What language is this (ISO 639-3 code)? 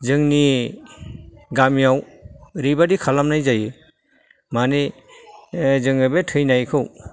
brx